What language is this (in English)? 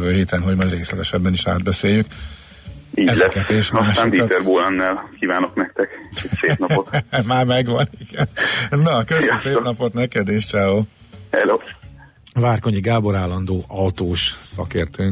Hungarian